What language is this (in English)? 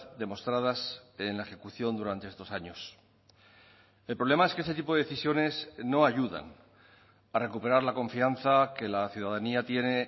Spanish